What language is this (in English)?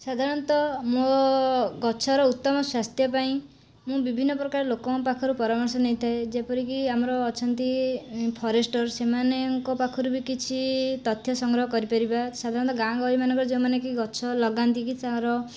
Odia